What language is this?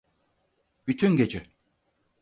Turkish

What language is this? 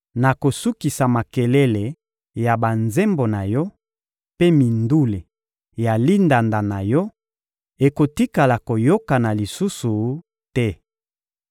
Lingala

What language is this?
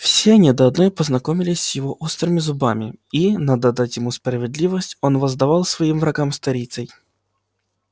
Russian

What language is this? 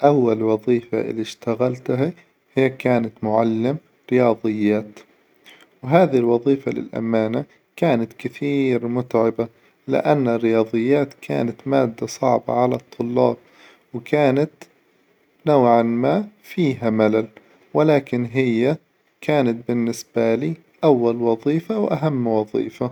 Hijazi Arabic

